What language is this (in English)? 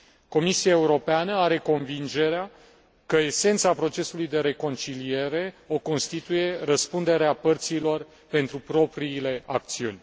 Romanian